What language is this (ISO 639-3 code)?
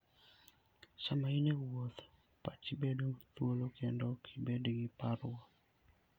luo